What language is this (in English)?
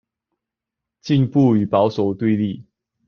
Chinese